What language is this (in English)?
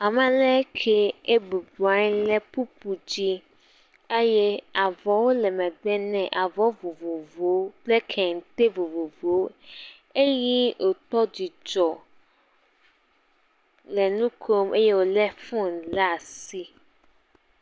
Ewe